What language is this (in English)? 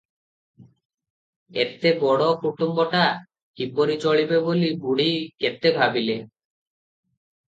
Odia